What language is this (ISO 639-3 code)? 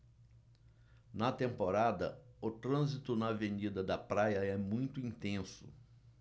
por